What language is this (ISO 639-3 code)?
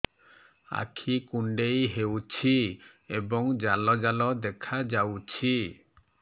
ori